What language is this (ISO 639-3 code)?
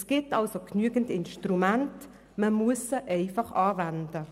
gsw